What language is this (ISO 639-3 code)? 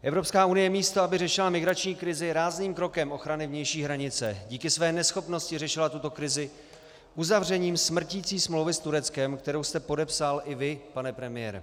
ces